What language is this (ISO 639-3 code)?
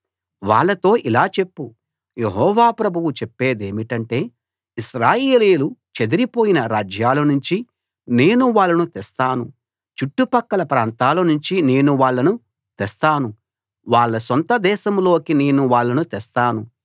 tel